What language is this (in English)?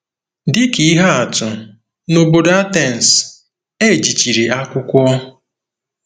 Igbo